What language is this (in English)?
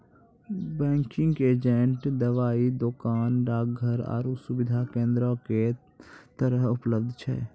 Maithili